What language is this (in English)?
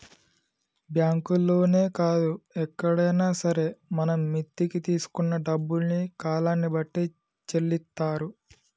Telugu